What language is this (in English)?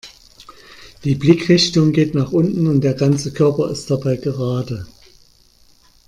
German